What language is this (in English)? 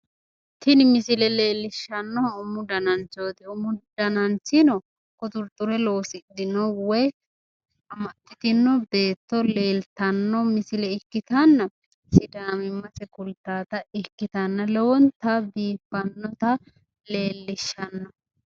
Sidamo